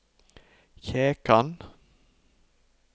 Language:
Norwegian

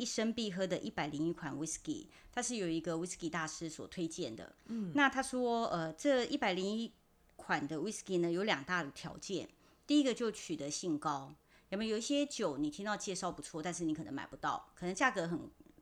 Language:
Chinese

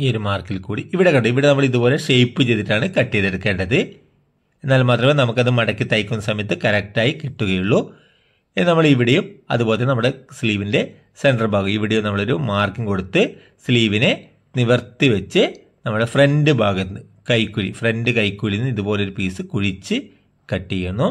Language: Malayalam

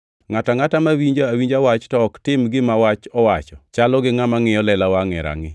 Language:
Luo (Kenya and Tanzania)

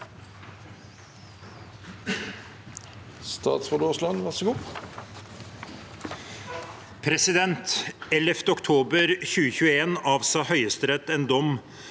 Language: Norwegian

